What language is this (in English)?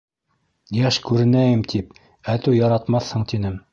Bashkir